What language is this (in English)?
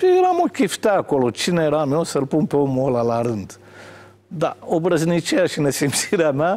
Romanian